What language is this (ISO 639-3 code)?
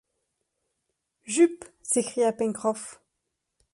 fra